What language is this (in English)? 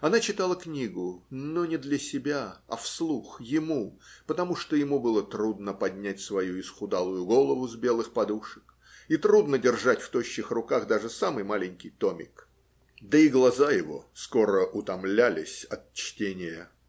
Russian